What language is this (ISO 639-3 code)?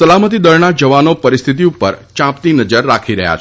guj